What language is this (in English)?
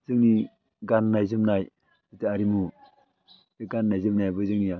Bodo